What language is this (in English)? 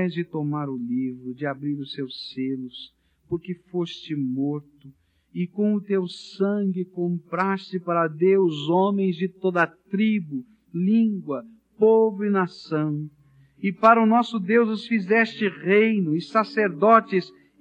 Portuguese